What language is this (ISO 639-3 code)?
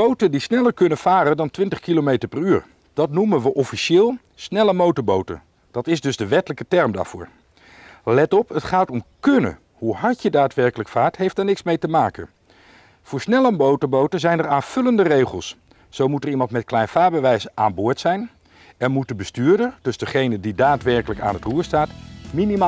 nld